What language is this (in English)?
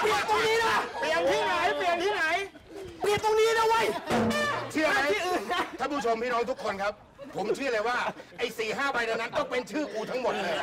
Thai